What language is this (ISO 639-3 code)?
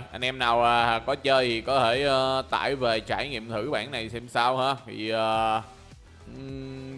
vie